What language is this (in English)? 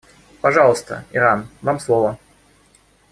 Russian